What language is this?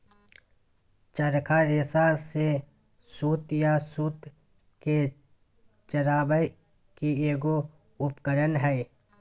Magahi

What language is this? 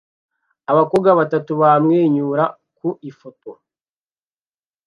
Kinyarwanda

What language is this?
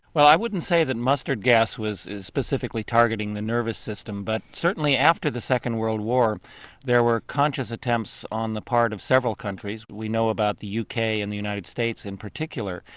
English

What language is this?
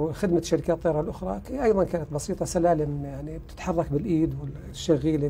Arabic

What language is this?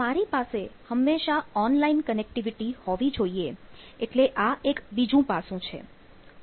Gujarati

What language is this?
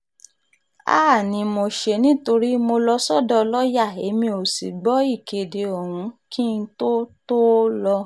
Yoruba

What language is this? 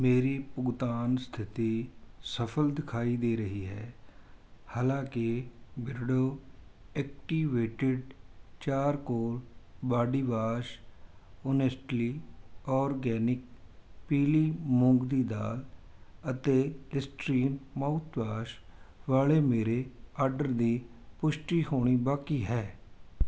Punjabi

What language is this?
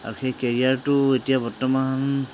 Assamese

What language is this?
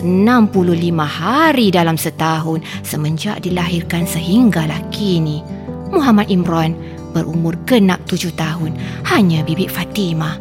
Malay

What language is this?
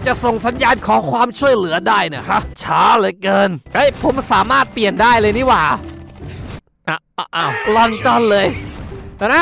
Thai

